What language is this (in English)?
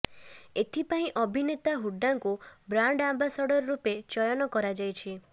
Odia